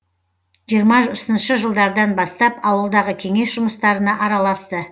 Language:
Kazakh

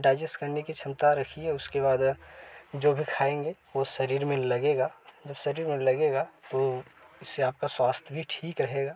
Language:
Hindi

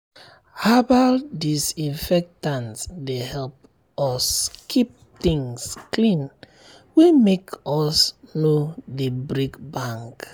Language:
Nigerian Pidgin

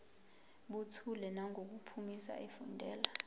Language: Zulu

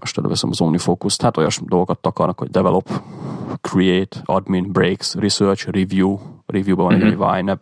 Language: Hungarian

